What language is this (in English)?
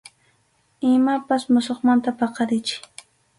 Arequipa-La Unión Quechua